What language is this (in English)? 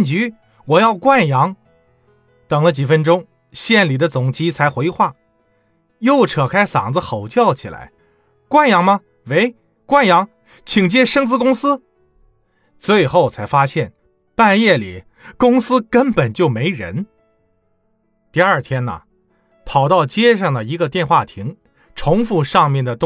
Chinese